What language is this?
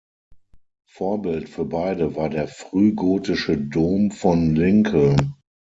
German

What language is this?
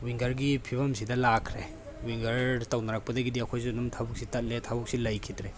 Manipuri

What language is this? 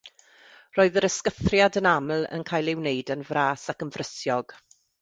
Welsh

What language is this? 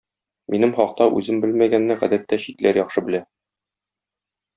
Tatar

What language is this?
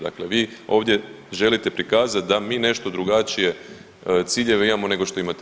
Croatian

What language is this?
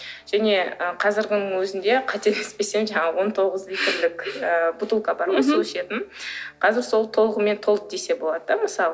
Kazakh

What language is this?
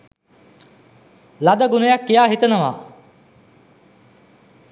Sinhala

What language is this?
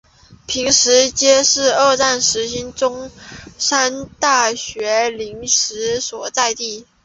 Chinese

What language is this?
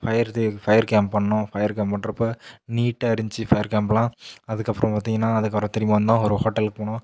Tamil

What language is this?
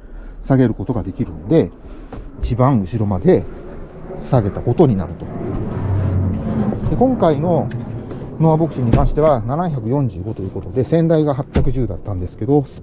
Japanese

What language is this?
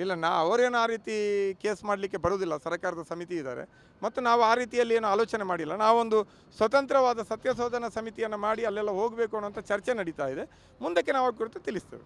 Kannada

